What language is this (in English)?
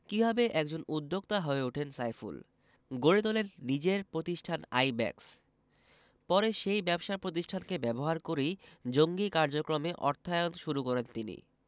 Bangla